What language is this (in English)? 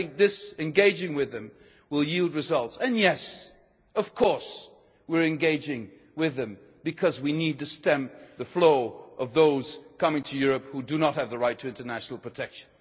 English